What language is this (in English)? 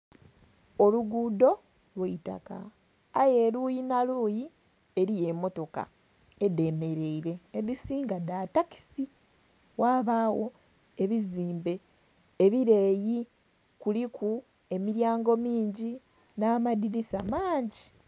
Soga